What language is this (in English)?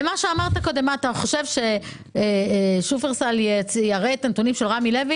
Hebrew